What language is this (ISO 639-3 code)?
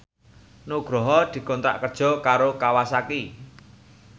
jav